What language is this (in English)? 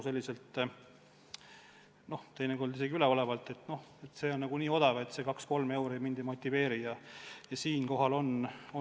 Estonian